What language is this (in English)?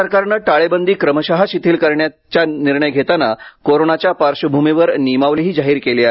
Marathi